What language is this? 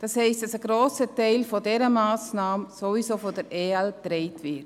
Swiss German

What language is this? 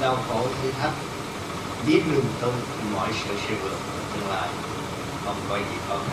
Vietnamese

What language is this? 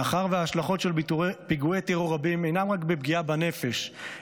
Hebrew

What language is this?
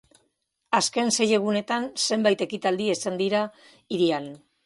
Basque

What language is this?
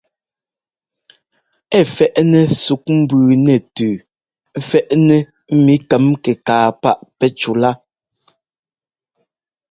Ngomba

